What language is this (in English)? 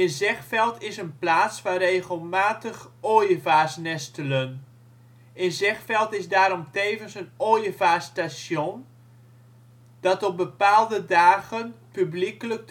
Dutch